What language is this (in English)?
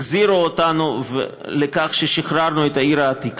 Hebrew